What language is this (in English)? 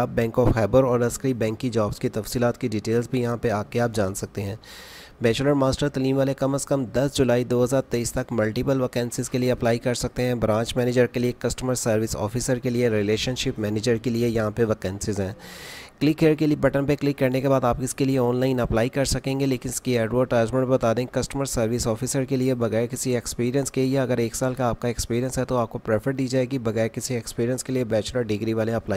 Hindi